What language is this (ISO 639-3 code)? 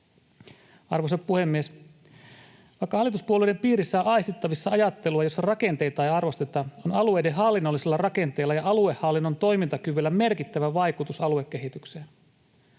fin